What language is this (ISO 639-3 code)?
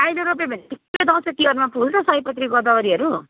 nep